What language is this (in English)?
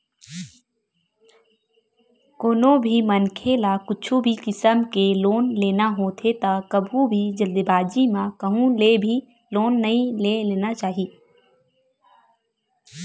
Chhattisgarhi